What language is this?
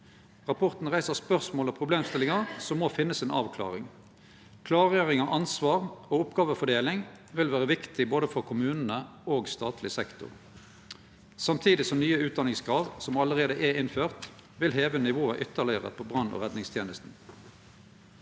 Norwegian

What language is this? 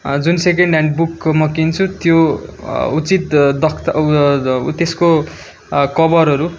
Nepali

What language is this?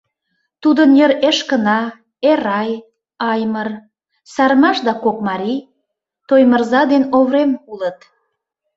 Mari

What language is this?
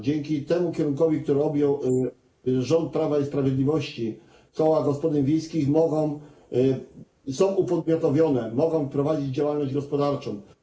Polish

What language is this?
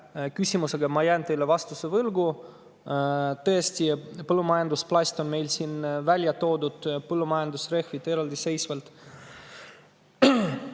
Estonian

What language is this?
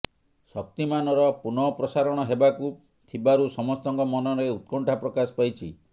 Odia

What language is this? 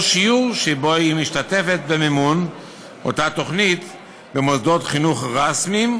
Hebrew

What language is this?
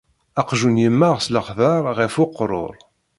Kabyle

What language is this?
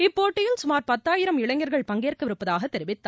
Tamil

